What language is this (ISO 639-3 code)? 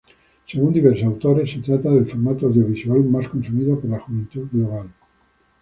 spa